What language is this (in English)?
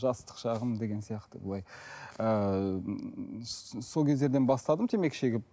Kazakh